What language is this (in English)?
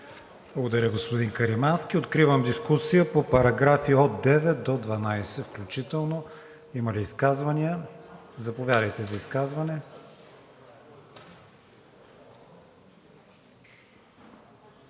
Bulgarian